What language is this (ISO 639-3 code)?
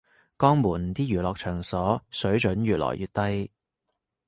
yue